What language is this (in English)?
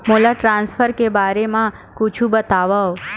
Chhattisgarhi